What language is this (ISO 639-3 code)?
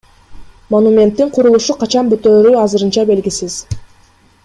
kir